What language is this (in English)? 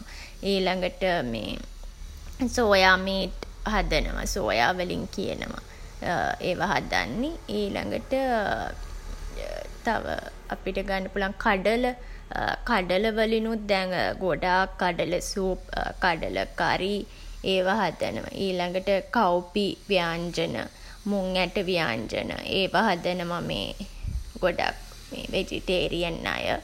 Sinhala